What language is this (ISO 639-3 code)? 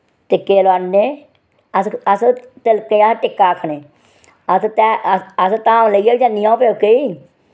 doi